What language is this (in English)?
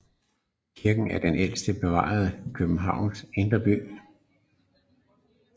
Danish